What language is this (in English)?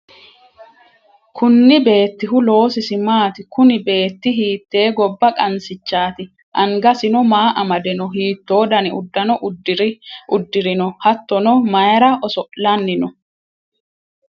Sidamo